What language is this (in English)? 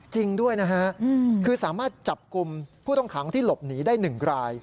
Thai